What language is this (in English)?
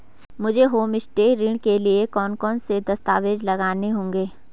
Hindi